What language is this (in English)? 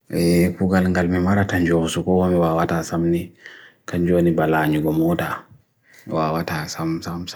Bagirmi Fulfulde